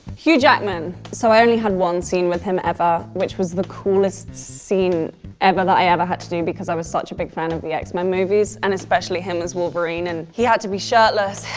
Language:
English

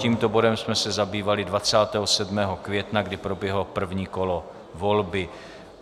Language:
Czech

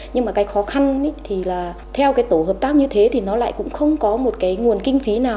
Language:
Vietnamese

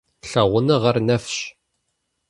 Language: Kabardian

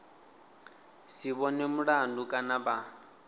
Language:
Venda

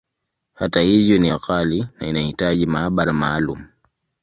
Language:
Swahili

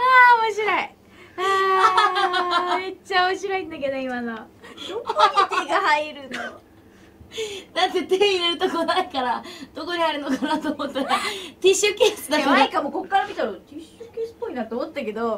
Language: Japanese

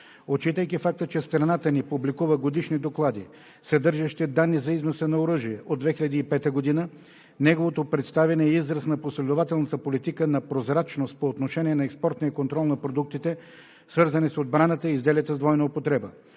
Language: Bulgarian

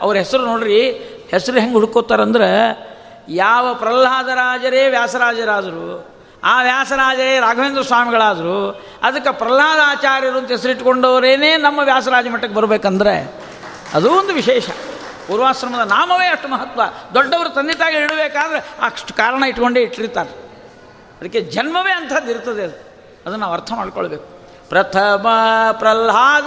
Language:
Kannada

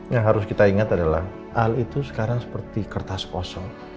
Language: Indonesian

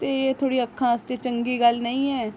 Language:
Dogri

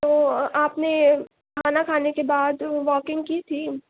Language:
Urdu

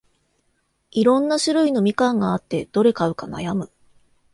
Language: Japanese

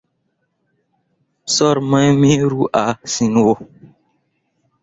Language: Mundang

